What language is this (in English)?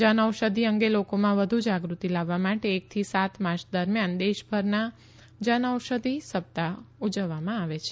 Gujarati